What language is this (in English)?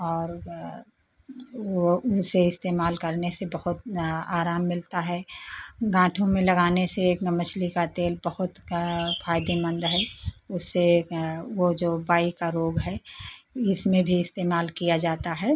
Hindi